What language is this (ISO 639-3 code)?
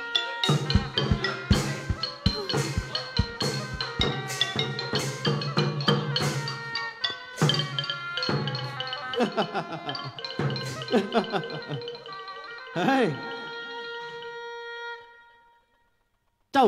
tha